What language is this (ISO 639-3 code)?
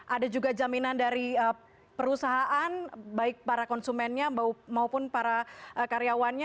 ind